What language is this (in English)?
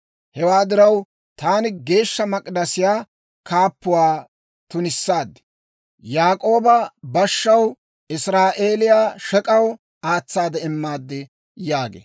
Dawro